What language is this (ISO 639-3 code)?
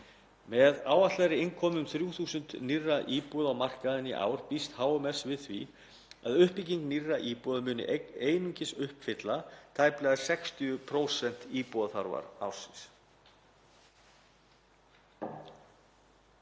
isl